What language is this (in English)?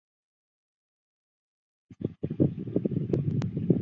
Chinese